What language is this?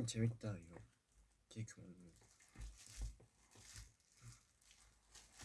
Korean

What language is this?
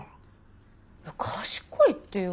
Japanese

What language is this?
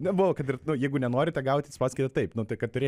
Lithuanian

